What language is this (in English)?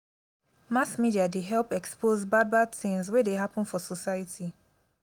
Nigerian Pidgin